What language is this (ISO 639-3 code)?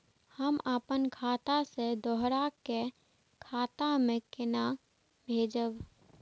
mai